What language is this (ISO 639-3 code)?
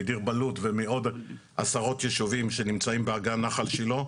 heb